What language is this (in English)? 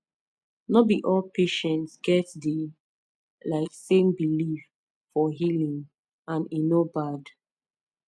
Nigerian Pidgin